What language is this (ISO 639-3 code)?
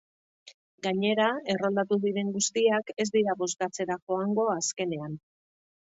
eus